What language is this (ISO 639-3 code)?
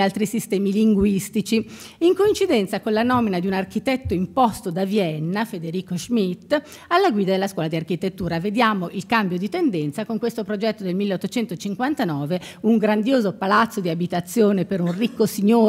ita